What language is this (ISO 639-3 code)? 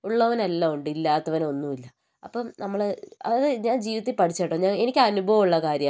mal